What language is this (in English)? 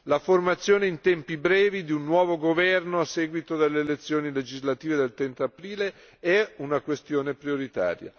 Italian